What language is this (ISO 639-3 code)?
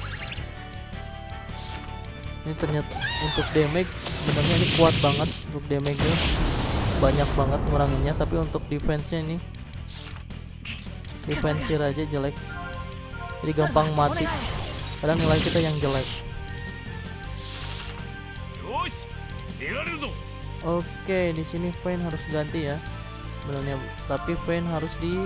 ind